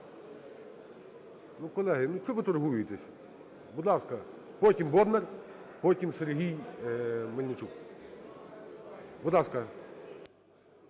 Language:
Ukrainian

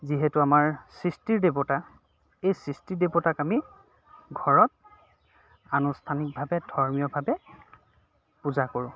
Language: Assamese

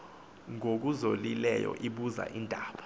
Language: Xhosa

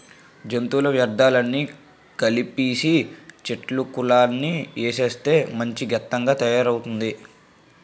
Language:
Telugu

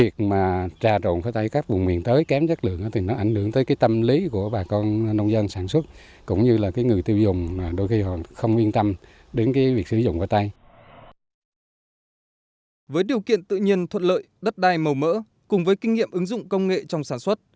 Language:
Vietnamese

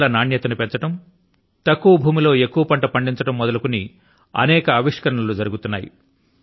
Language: Telugu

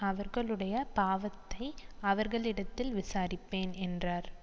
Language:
Tamil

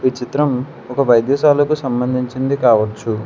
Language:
Telugu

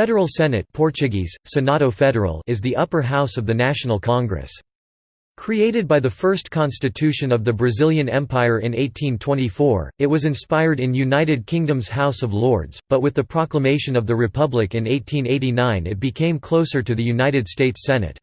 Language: English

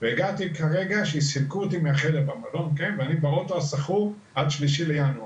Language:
Hebrew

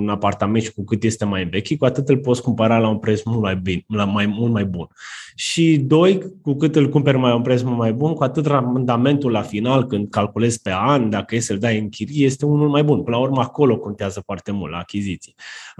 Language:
Romanian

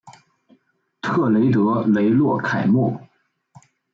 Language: Chinese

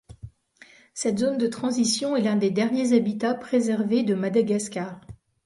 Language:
French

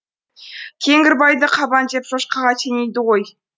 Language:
Kazakh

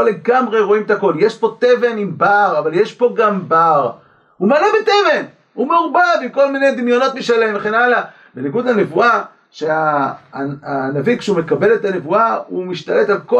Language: Hebrew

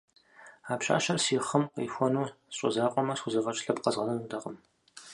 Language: Kabardian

